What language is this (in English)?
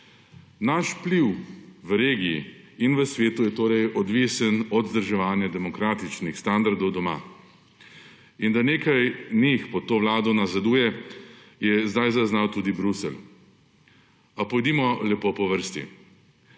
Slovenian